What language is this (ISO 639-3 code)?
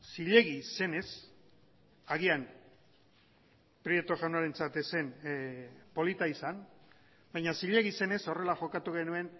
eus